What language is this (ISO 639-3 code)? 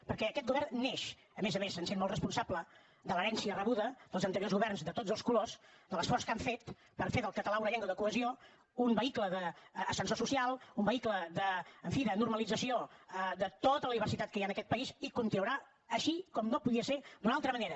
cat